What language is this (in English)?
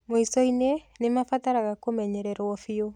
Kikuyu